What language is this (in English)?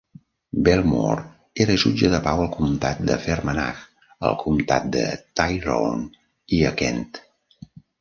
Catalan